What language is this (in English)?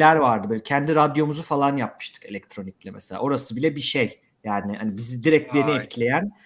Turkish